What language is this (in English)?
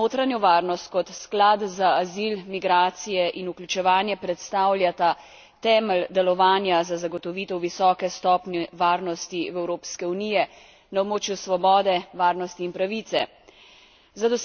Slovenian